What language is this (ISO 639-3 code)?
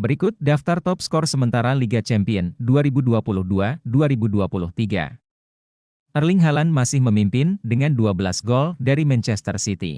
ind